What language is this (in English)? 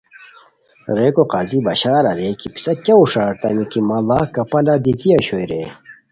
Khowar